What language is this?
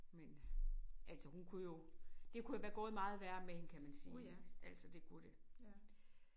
Danish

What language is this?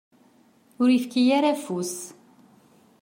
Kabyle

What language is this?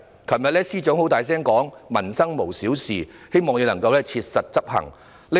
Cantonese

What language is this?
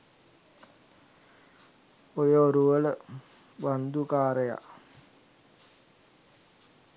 Sinhala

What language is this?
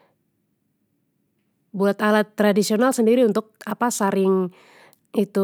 Papuan Malay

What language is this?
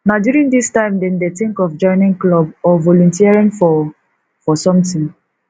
Nigerian Pidgin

